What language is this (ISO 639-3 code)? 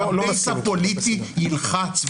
heb